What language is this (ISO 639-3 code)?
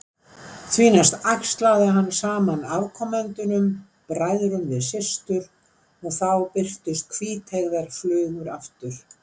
isl